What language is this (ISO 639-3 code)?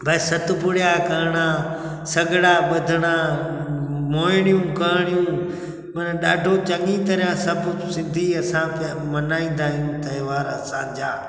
snd